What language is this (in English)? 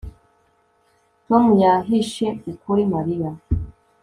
Kinyarwanda